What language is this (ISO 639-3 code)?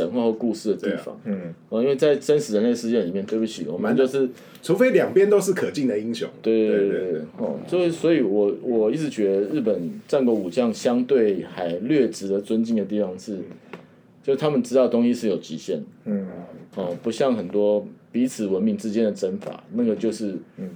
zho